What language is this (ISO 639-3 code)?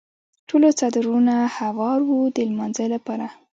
pus